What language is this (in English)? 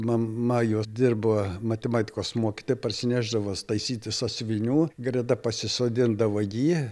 Lithuanian